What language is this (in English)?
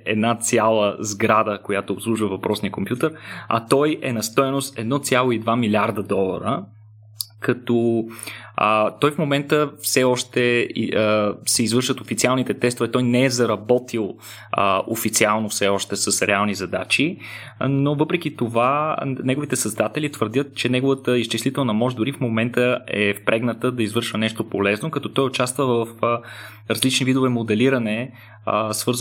Bulgarian